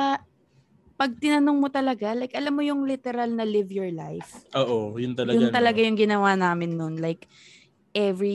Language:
Filipino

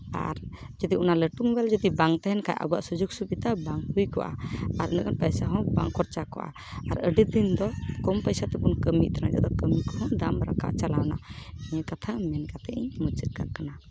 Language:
Santali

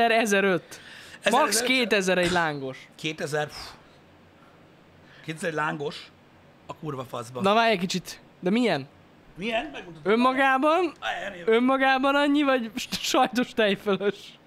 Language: Hungarian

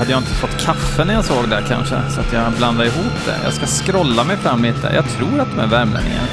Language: Swedish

